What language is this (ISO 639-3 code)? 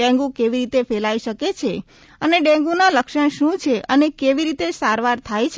guj